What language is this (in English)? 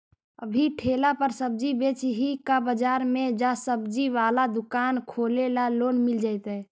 Magahi